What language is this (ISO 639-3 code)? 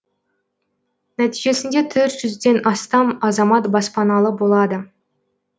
kaz